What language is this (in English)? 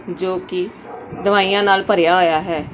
Punjabi